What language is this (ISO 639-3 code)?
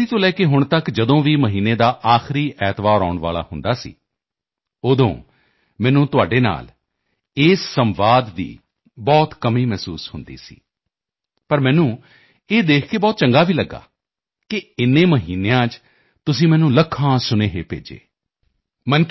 pan